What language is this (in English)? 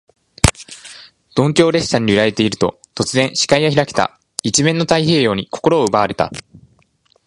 Japanese